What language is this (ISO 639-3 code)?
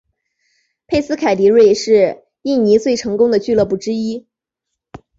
zho